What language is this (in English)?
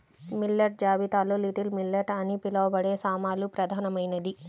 Telugu